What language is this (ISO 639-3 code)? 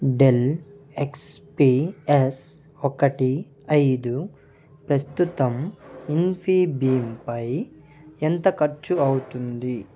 tel